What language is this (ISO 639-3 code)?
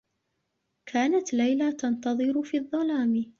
ara